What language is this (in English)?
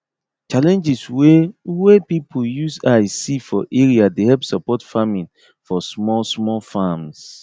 Nigerian Pidgin